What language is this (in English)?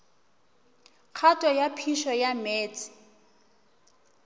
Northern Sotho